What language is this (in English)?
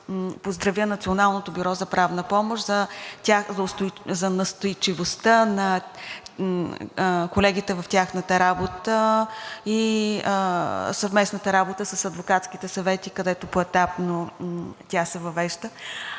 Bulgarian